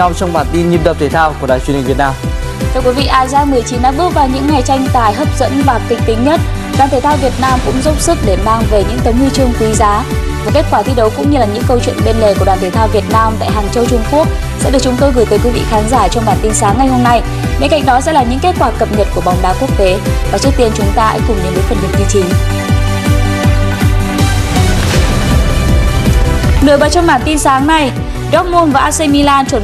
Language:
Vietnamese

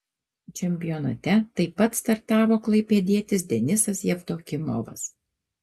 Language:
Lithuanian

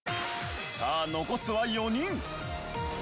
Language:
Japanese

